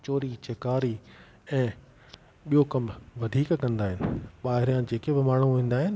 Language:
Sindhi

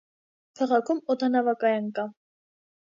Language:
Armenian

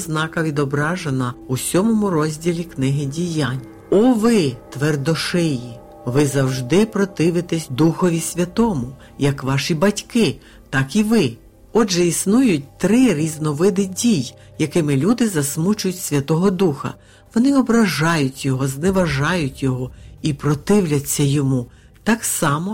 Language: Ukrainian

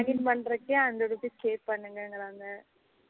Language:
Tamil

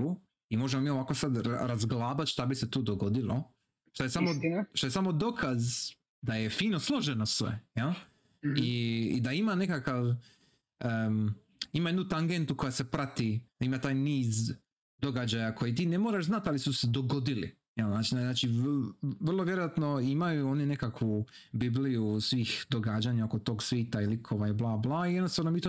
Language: Croatian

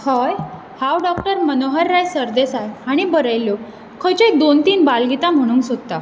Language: Konkani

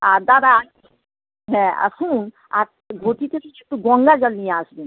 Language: Bangla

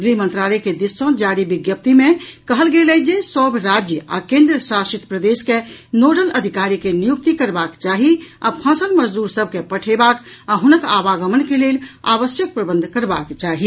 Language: Maithili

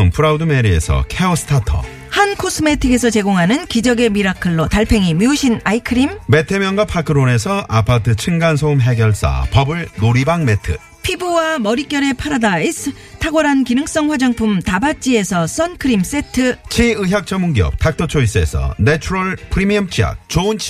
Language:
Korean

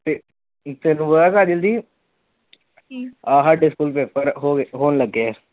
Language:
Punjabi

